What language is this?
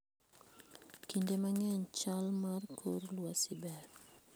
Luo (Kenya and Tanzania)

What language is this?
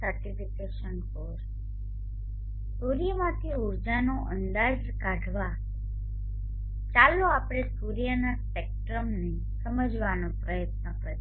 Gujarati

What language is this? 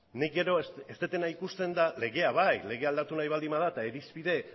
Basque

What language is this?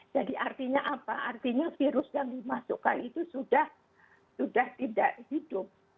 Indonesian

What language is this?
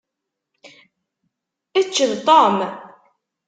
Kabyle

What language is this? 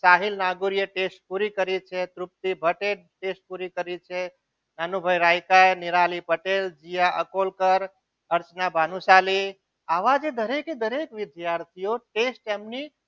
Gujarati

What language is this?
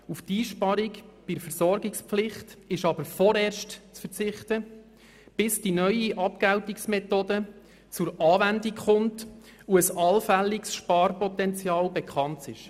Swiss German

